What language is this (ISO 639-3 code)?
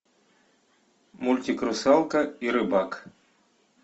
rus